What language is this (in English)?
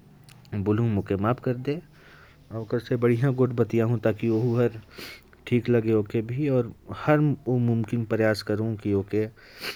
Korwa